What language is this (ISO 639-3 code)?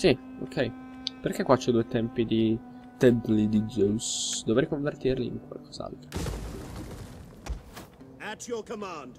ita